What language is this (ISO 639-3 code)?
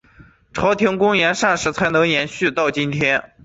zho